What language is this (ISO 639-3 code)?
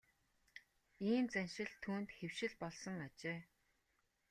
mon